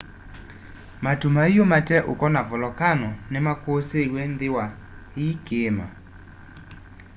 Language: Kamba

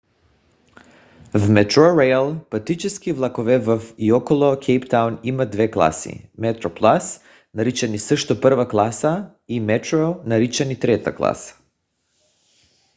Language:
Bulgarian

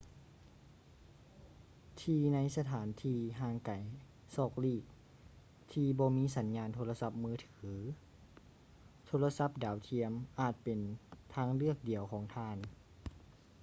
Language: Lao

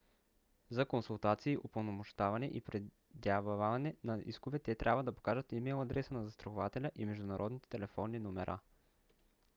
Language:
Bulgarian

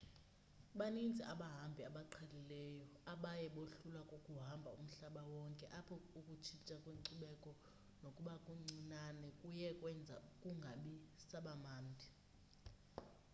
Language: Xhosa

